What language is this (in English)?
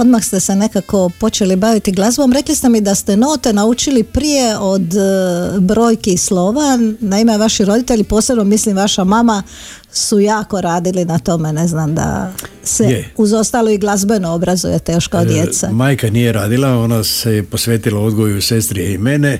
Croatian